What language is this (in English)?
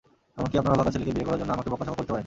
Bangla